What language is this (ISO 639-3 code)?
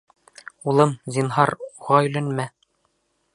bak